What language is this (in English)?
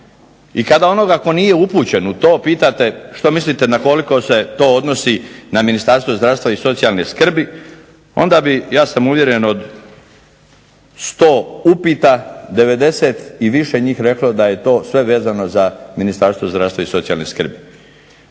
Croatian